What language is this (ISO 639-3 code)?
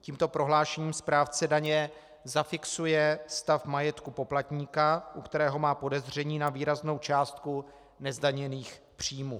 ces